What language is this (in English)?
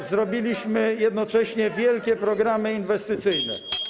Polish